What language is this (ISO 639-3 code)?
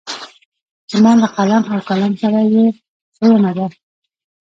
pus